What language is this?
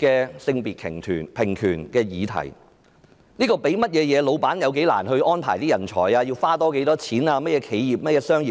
Cantonese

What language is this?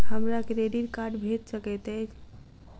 Maithili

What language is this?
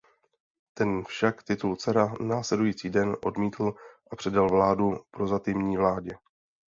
Czech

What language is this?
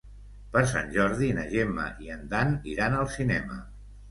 Catalan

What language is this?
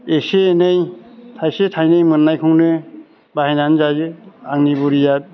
Bodo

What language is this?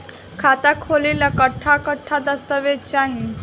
Bhojpuri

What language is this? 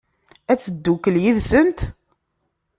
Kabyle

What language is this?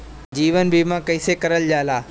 Bhojpuri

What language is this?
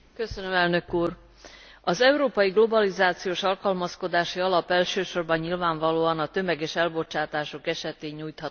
Hungarian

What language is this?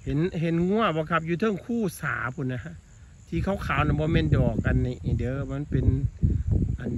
Thai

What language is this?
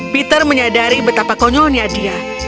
Indonesian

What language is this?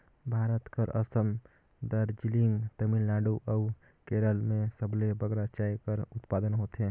Chhattisgarhi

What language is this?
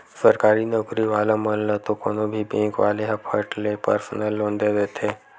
Chhattisgarhi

